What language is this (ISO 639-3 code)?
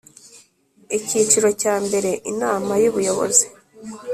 kin